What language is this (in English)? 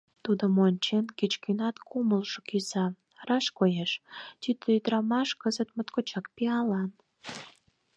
Mari